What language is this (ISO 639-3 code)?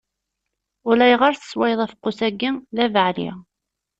kab